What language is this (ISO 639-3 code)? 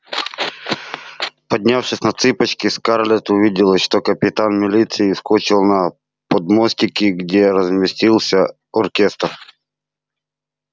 rus